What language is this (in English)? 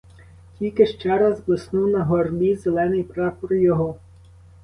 Ukrainian